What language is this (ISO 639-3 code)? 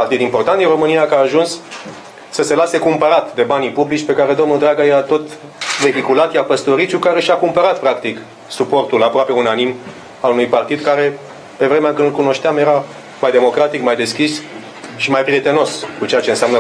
ron